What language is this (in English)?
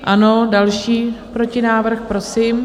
Czech